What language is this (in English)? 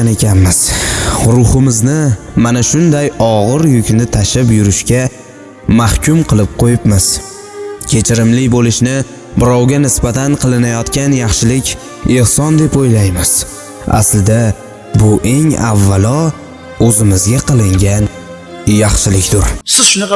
Uzbek